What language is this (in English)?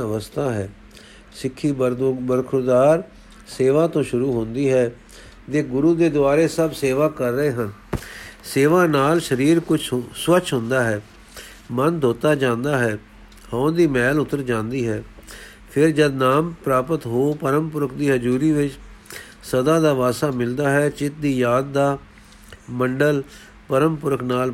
Punjabi